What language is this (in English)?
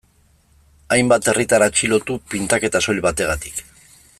Basque